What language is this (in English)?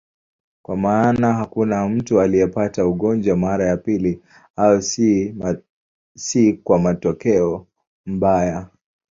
Swahili